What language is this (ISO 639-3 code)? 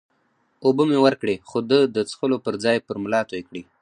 pus